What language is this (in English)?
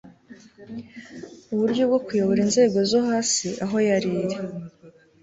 Kinyarwanda